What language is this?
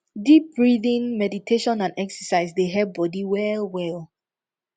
Nigerian Pidgin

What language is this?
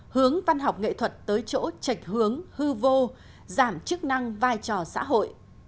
Vietnamese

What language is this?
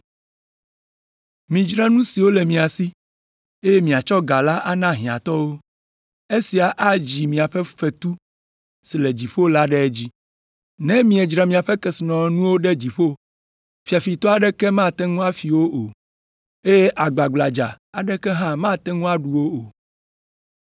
Ewe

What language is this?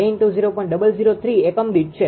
Gujarati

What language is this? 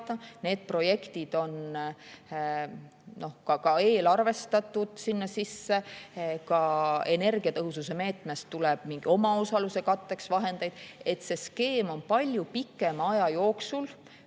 Estonian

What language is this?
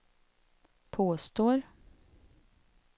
Swedish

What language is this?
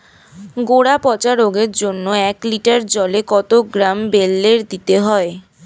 Bangla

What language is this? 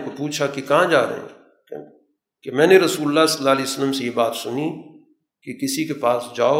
Urdu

